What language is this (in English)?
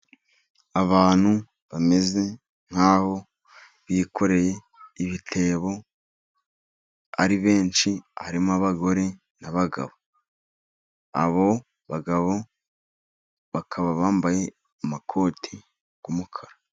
Kinyarwanda